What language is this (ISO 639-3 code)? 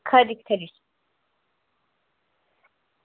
doi